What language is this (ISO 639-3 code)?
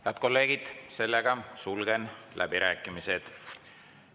est